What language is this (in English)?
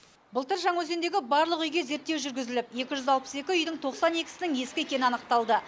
Kazakh